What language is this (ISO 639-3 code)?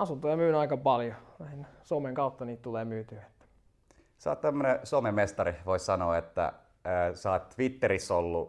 fin